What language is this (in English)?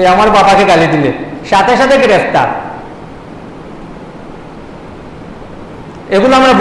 Indonesian